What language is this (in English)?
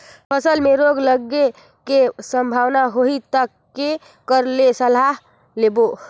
Chhattisgarhi